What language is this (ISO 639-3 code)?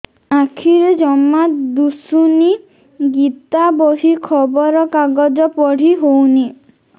ori